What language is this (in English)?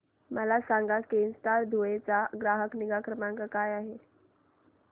Marathi